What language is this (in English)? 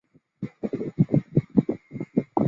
Chinese